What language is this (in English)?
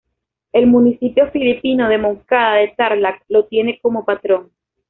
Spanish